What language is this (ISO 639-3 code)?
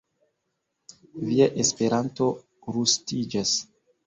epo